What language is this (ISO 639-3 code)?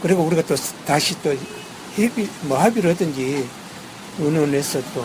kor